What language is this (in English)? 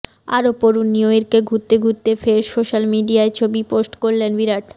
Bangla